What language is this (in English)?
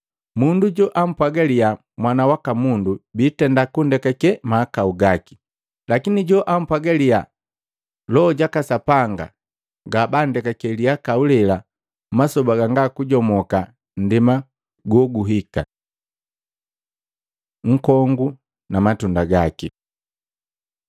Matengo